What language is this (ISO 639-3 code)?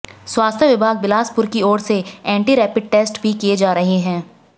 hin